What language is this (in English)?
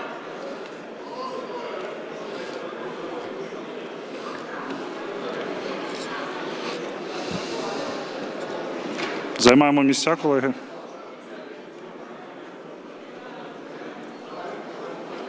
Ukrainian